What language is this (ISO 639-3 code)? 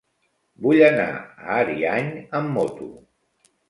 cat